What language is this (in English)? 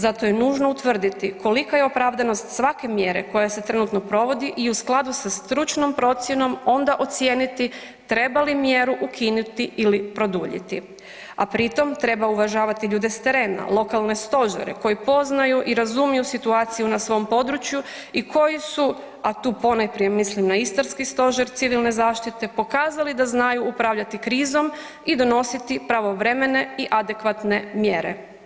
Croatian